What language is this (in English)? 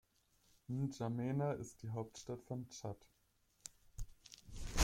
German